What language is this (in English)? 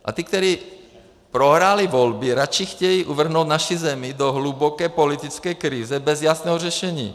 Czech